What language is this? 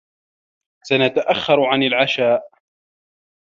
Arabic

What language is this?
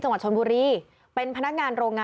Thai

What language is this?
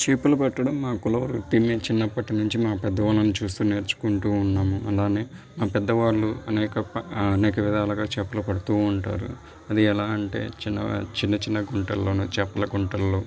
Telugu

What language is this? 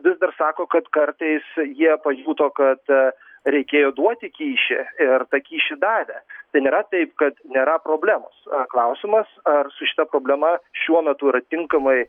Lithuanian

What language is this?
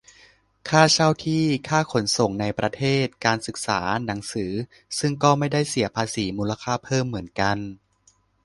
Thai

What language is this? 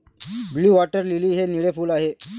Marathi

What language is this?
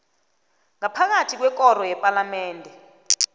South Ndebele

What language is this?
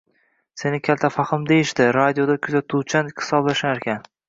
Uzbek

